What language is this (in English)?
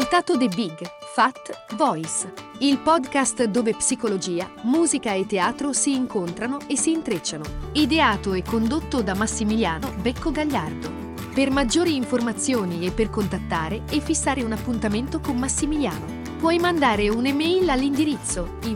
Italian